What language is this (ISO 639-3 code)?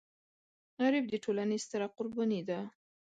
pus